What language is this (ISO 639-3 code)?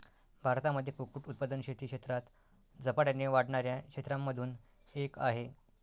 mar